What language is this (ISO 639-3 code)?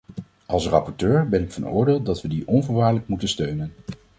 nld